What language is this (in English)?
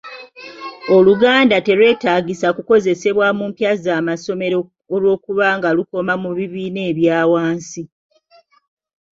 Ganda